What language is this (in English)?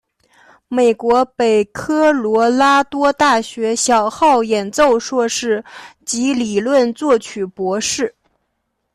Chinese